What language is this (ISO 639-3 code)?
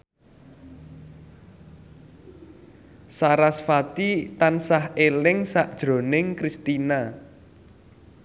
jav